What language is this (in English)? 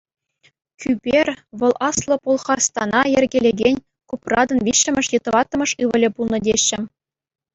Chuvash